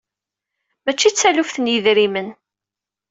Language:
Kabyle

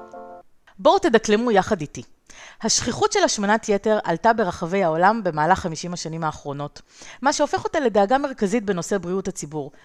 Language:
Hebrew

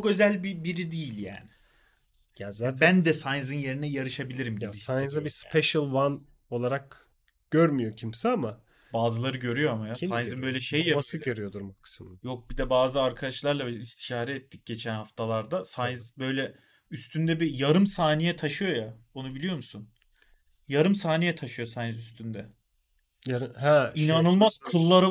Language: Turkish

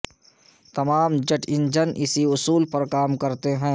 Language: Urdu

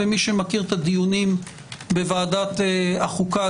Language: Hebrew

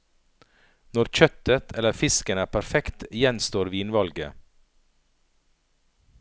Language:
Norwegian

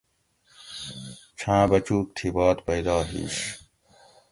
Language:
Gawri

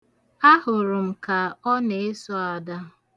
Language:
Igbo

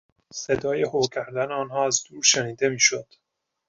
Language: Persian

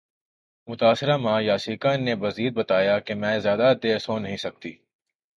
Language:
Urdu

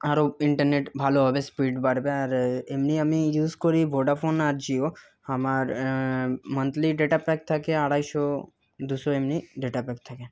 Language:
Bangla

